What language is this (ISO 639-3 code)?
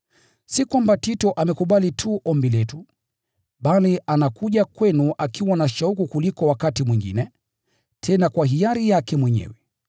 swa